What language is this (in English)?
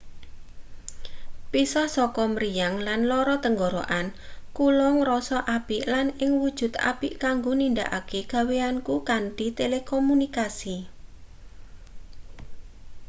Javanese